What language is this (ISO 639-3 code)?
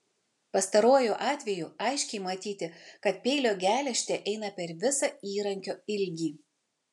lit